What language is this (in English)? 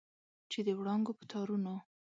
Pashto